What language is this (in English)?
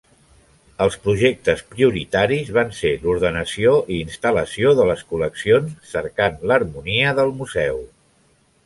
Catalan